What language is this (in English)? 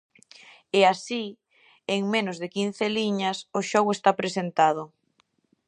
Galician